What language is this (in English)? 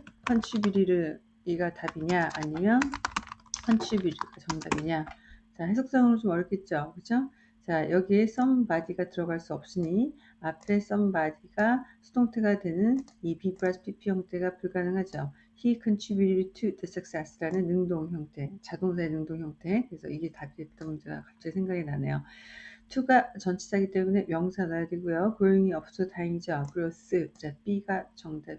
Korean